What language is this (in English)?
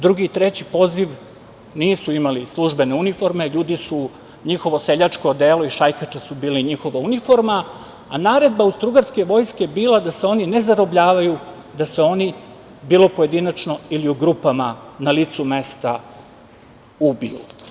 Serbian